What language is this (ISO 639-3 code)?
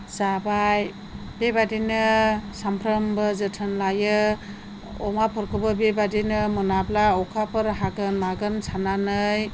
brx